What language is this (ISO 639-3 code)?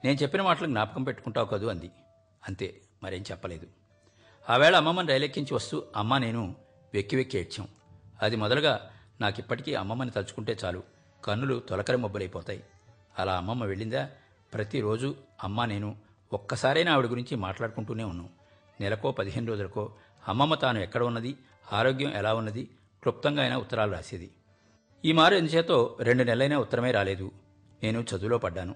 tel